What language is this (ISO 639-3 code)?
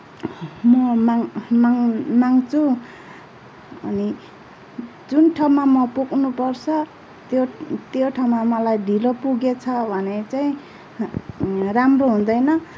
nep